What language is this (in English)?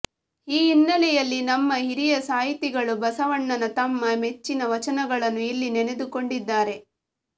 Kannada